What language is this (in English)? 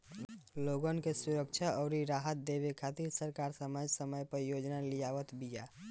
Bhojpuri